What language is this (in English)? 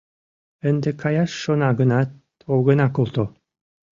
Mari